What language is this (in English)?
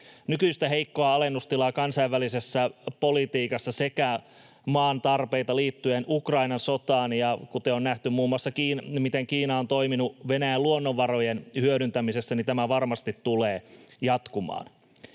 Finnish